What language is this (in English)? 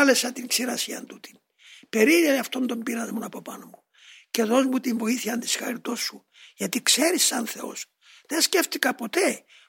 Greek